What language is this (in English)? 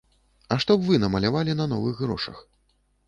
Belarusian